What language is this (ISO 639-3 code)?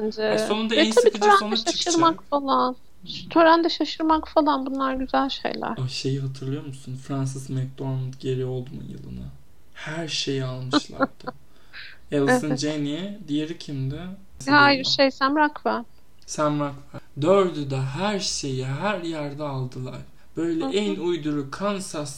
tur